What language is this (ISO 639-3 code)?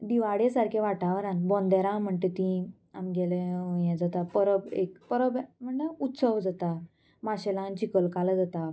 kok